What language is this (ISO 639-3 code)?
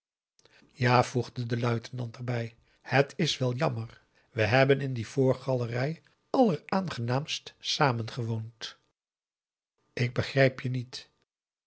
nld